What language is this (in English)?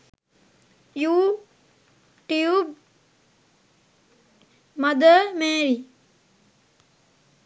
Sinhala